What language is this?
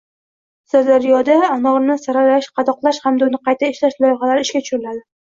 Uzbek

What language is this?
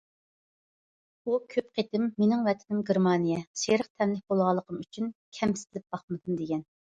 Uyghur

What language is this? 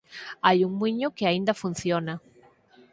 Galician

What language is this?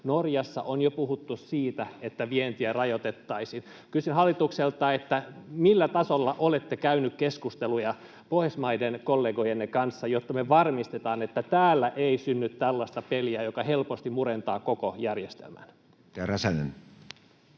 Finnish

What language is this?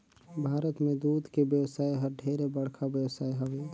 Chhattisgarhi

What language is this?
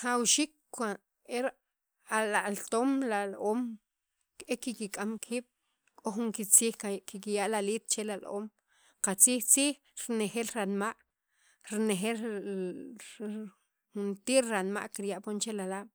Sacapulteco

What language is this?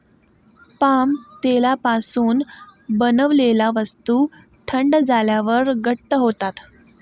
Marathi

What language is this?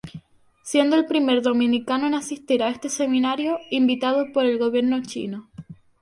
Spanish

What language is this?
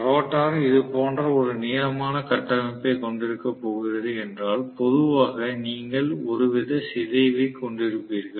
Tamil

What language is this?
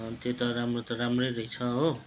Nepali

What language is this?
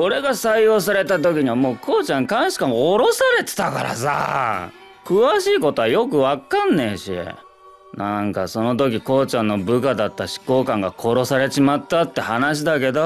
Japanese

